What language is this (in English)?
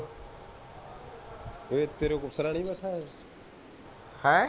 Punjabi